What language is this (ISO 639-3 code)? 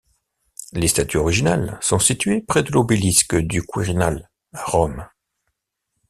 fra